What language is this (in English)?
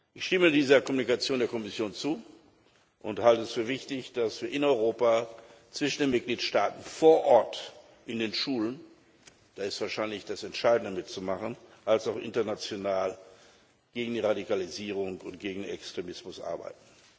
German